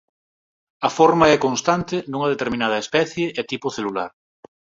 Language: Galician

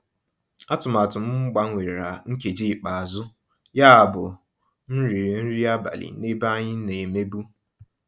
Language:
Igbo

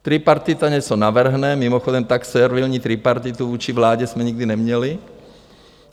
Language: Czech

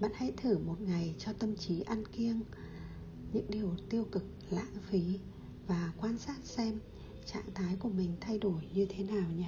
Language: Vietnamese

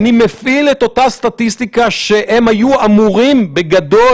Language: Hebrew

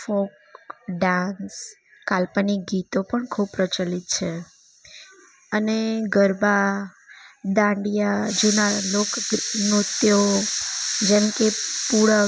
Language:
Gujarati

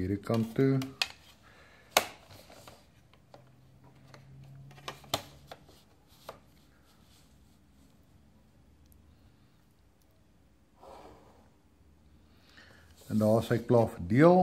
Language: Dutch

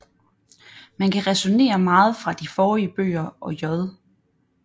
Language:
Danish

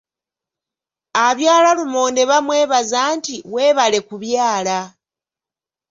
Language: Ganda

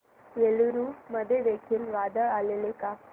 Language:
Marathi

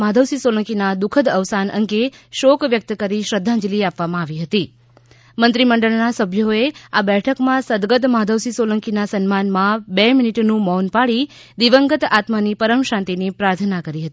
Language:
Gujarati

